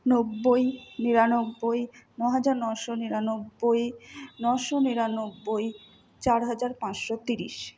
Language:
Bangla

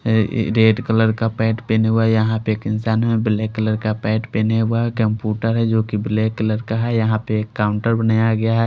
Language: Hindi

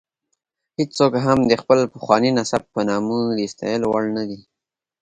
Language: Pashto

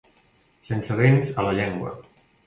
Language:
Catalan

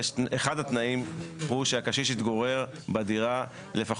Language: Hebrew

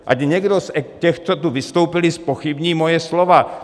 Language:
Czech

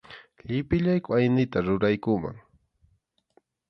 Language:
Arequipa-La Unión Quechua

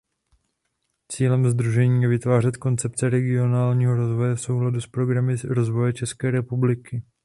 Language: Czech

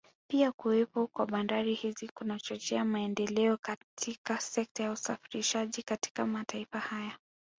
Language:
Swahili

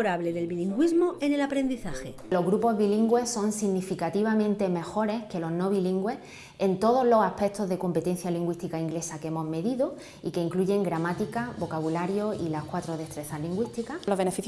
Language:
Spanish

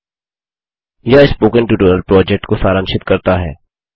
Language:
Hindi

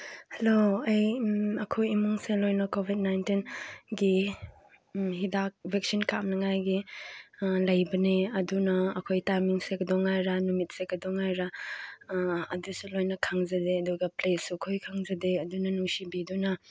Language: Manipuri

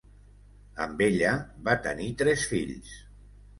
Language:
Catalan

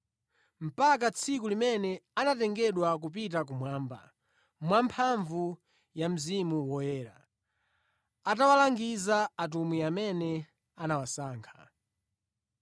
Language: Nyanja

